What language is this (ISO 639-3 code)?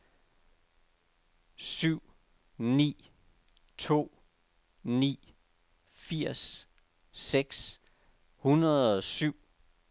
dan